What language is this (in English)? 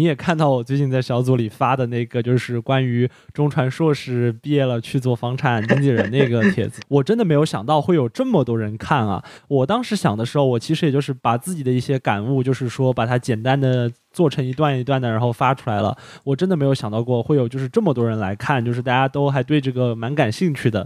Chinese